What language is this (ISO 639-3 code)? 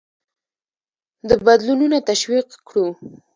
pus